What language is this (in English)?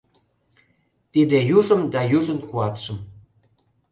Mari